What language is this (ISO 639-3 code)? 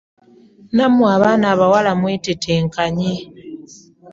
lug